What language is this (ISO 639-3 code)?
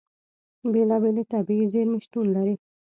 pus